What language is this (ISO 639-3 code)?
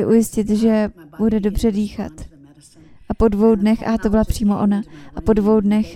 ces